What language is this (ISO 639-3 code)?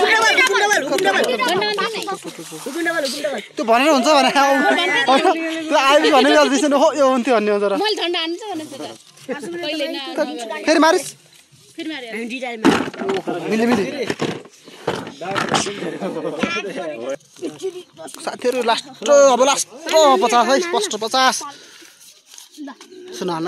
ara